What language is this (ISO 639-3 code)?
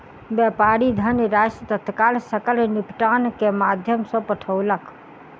mai